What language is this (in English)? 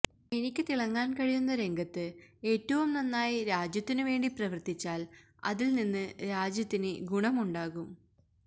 Malayalam